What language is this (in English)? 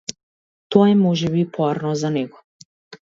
Macedonian